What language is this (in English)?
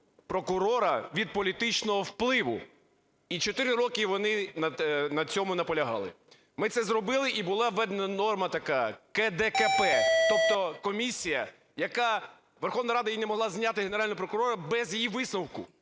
Ukrainian